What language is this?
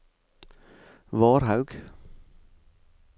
Norwegian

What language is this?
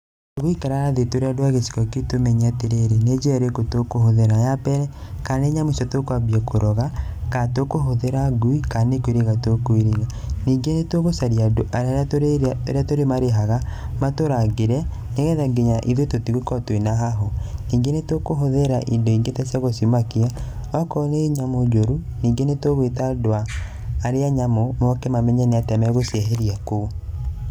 Kikuyu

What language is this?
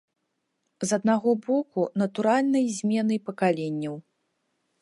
Belarusian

